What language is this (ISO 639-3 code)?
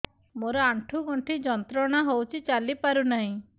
ori